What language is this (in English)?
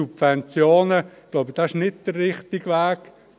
Swiss German